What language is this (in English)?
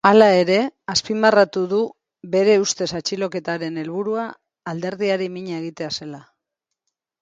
Basque